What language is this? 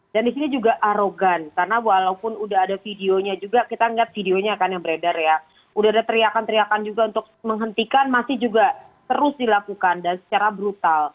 Indonesian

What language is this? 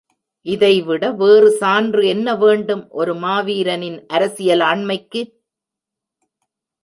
Tamil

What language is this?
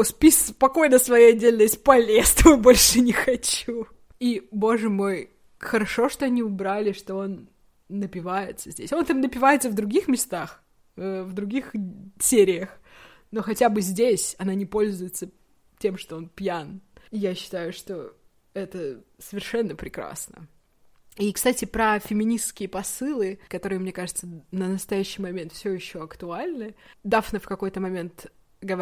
Russian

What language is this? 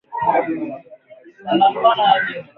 Swahili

